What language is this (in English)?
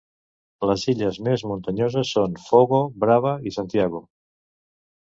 Catalan